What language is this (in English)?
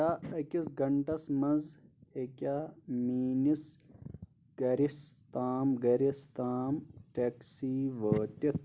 Kashmiri